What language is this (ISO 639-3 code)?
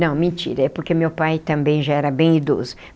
por